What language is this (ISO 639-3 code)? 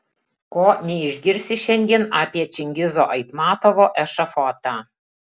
lit